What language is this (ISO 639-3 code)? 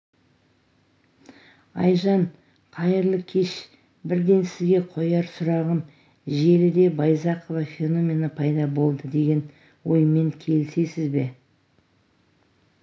kaz